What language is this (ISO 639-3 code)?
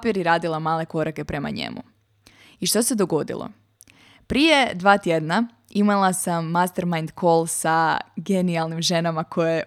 hrv